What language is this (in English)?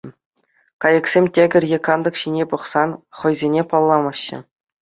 Chuvash